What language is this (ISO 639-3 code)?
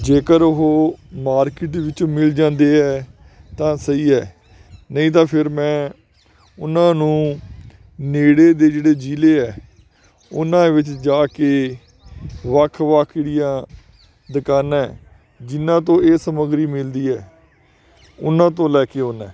pan